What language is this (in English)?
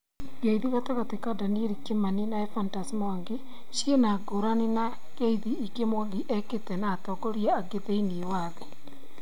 Kikuyu